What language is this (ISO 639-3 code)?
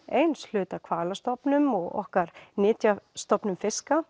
isl